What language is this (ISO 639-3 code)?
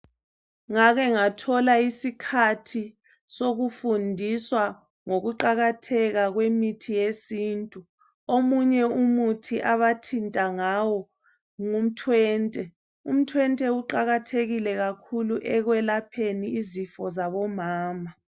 nde